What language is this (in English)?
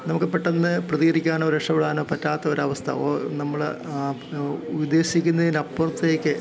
Malayalam